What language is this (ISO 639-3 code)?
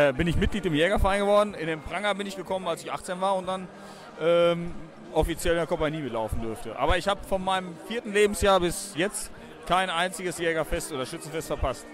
deu